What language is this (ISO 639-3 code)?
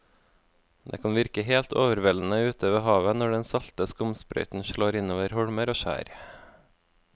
nor